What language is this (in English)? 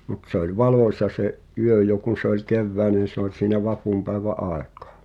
Finnish